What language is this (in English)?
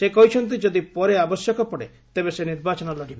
Odia